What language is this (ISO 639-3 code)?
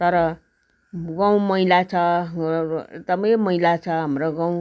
nep